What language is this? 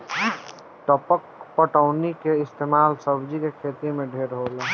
Bhojpuri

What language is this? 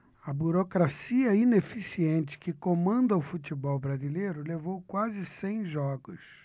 Portuguese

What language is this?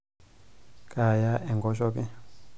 Masai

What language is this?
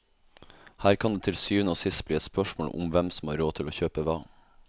Norwegian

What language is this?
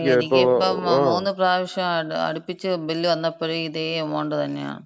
Malayalam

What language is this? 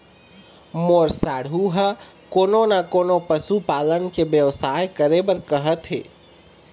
Chhattisgarhi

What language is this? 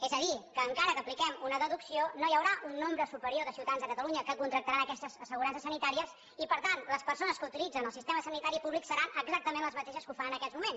Catalan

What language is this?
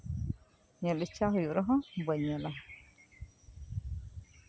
Santali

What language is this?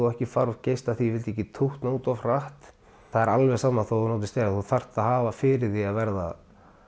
Icelandic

